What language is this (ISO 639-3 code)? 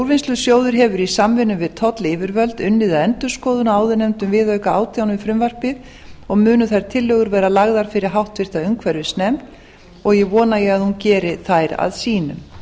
isl